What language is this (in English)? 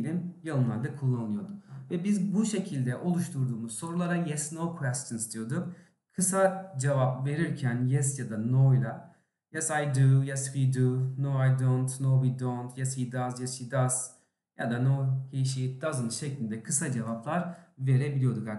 Turkish